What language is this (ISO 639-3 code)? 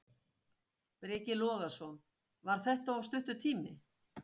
isl